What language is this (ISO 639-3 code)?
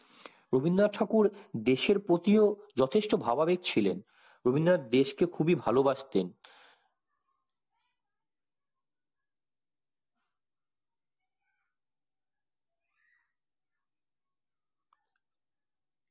ben